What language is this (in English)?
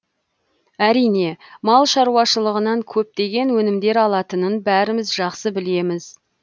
Kazakh